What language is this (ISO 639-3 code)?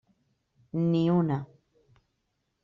cat